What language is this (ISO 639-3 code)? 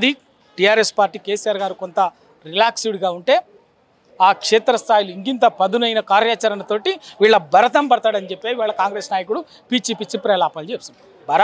tel